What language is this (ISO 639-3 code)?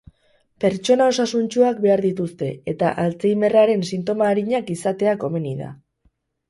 eus